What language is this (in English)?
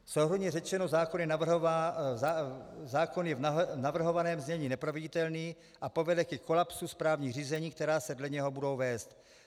Czech